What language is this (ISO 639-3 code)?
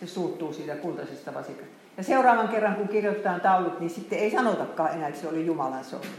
fin